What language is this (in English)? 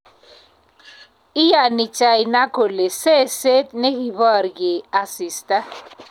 Kalenjin